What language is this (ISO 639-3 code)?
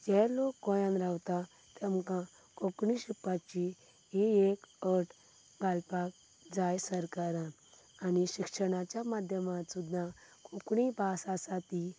kok